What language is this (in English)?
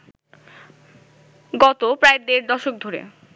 Bangla